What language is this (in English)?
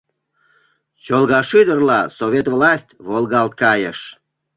Mari